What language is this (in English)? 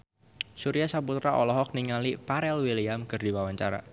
Sundanese